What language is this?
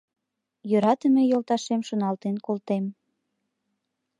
Mari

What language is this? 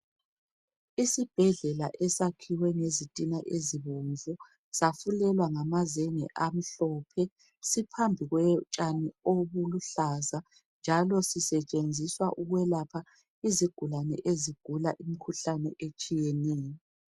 North Ndebele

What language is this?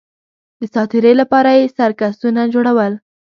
Pashto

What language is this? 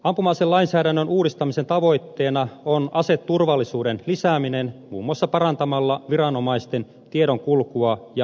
Finnish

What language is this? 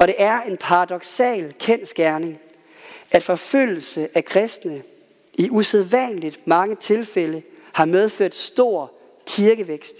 Danish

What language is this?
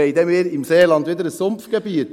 Swiss German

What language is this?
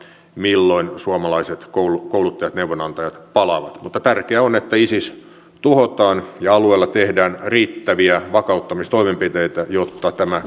Finnish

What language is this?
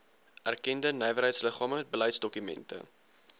Afrikaans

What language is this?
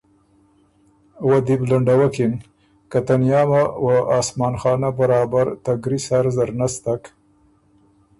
Ormuri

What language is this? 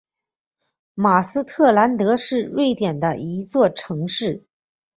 Chinese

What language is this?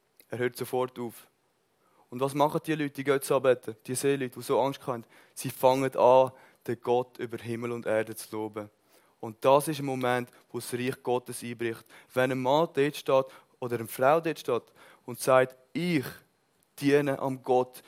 German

